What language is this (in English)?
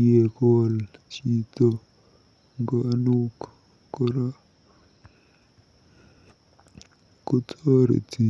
Kalenjin